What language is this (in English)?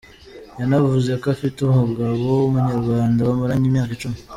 Kinyarwanda